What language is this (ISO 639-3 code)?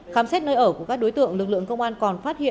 vie